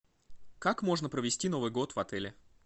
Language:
Russian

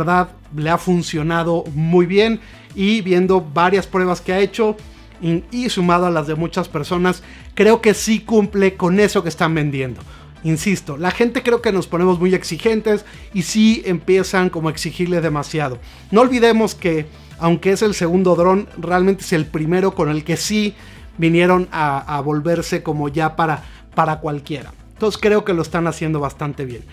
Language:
Spanish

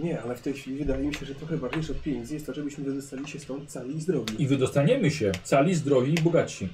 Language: Polish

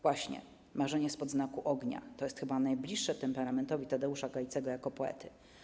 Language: Polish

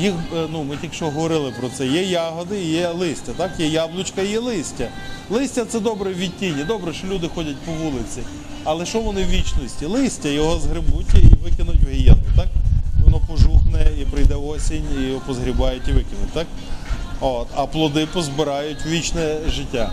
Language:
Ukrainian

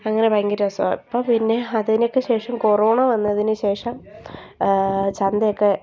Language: Malayalam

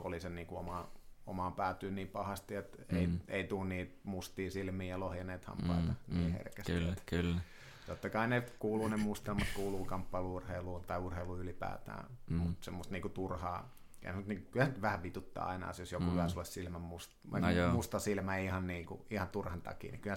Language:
Finnish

